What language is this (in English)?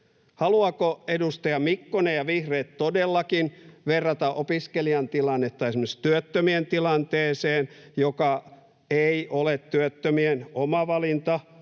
Finnish